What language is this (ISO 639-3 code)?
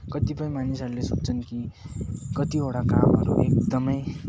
nep